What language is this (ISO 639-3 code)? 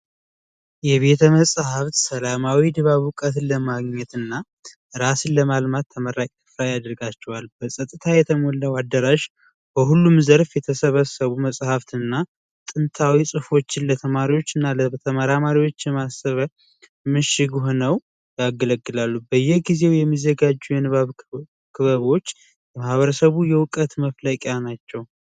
amh